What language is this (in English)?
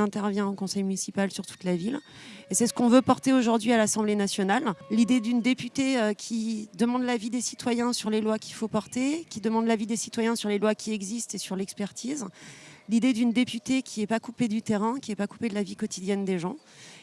French